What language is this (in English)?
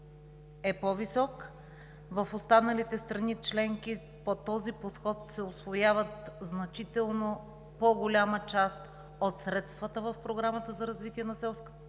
Bulgarian